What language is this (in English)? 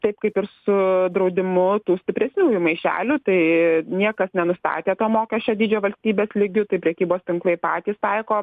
Lithuanian